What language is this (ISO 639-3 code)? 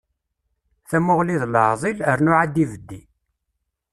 kab